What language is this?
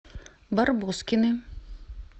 Russian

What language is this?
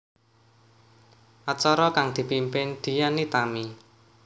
Javanese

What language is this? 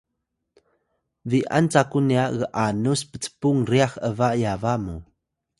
Atayal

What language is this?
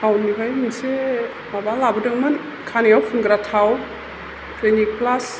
Bodo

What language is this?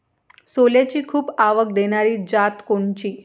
Marathi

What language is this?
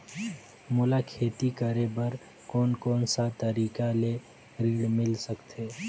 Chhattisgarhi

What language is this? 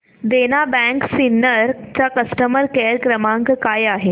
Marathi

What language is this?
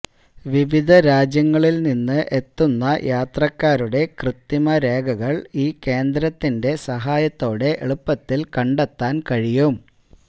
Malayalam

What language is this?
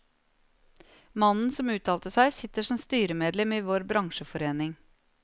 Norwegian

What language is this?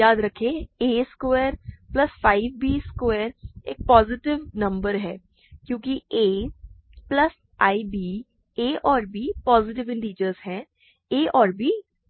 Hindi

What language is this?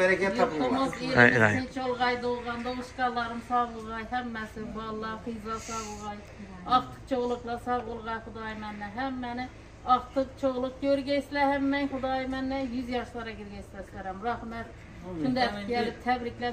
Turkish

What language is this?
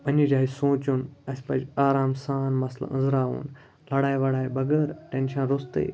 Kashmiri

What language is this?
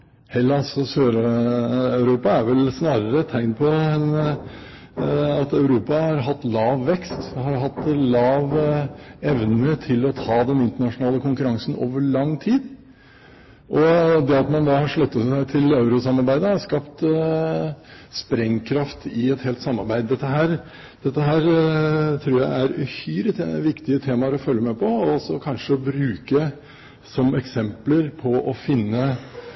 Norwegian Bokmål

